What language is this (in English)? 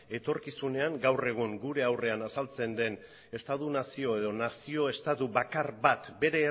Basque